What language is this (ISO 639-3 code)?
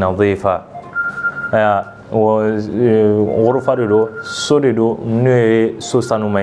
ara